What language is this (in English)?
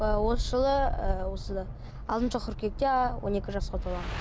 Kazakh